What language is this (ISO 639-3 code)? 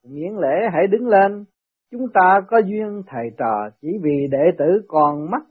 vie